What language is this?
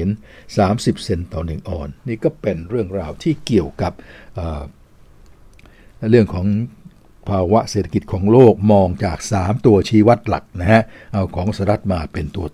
Thai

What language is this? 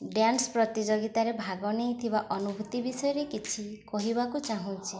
Odia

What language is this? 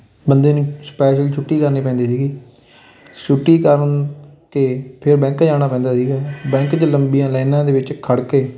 Punjabi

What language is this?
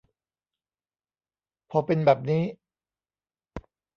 Thai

